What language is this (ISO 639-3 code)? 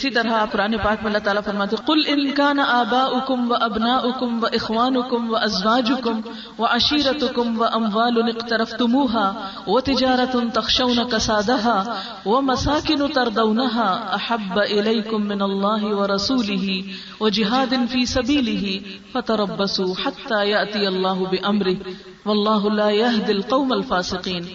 urd